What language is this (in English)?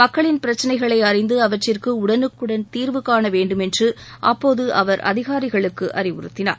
Tamil